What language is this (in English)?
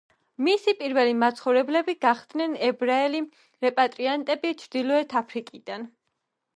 Georgian